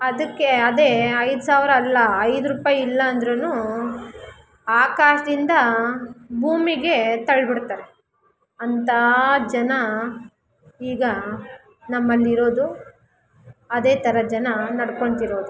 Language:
Kannada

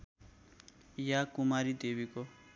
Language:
Nepali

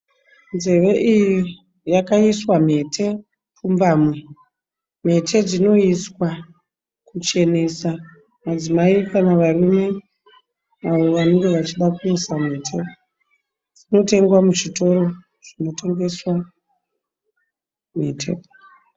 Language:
Shona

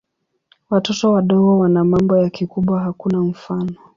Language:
Swahili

